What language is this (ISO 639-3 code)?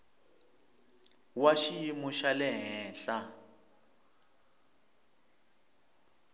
tso